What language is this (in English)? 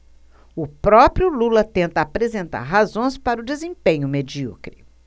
Portuguese